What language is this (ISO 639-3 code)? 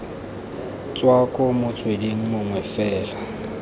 tsn